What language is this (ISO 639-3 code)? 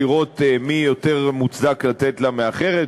heb